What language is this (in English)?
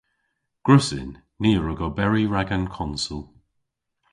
Cornish